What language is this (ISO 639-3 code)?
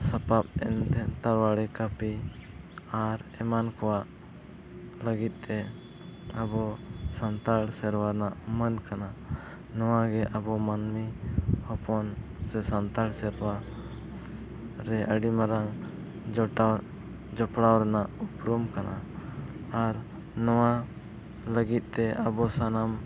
sat